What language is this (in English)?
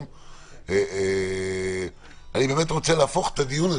Hebrew